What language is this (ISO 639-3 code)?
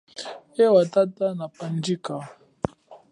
cjk